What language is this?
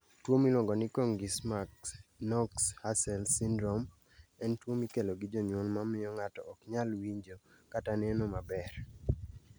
Luo (Kenya and Tanzania)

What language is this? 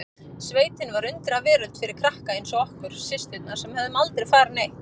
Icelandic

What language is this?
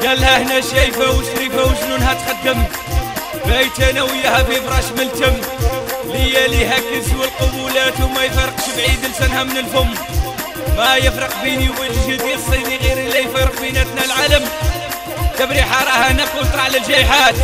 Arabic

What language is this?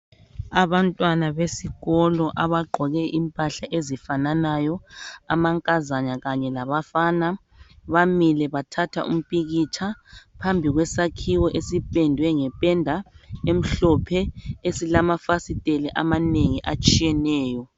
North Ndebele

